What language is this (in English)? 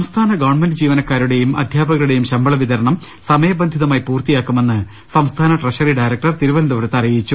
Malayalam